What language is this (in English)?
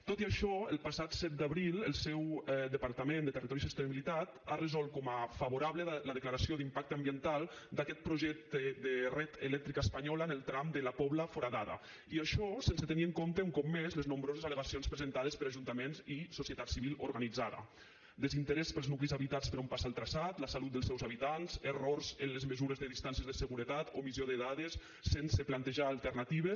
Catalan